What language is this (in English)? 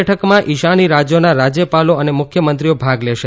Gujarati